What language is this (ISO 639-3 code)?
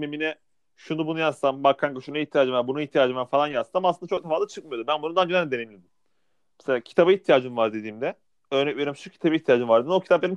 tur